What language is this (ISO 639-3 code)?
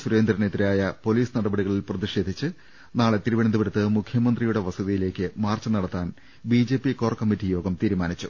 mal